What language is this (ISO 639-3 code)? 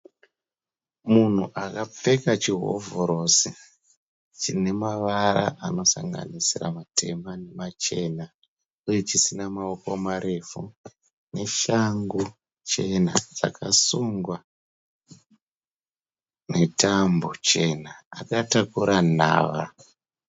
sna